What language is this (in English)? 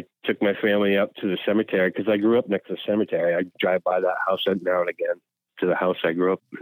English